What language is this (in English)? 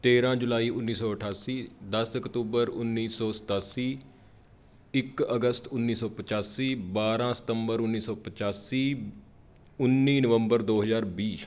Punjabi